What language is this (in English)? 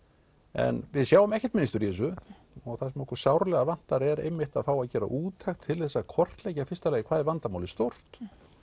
Icelandic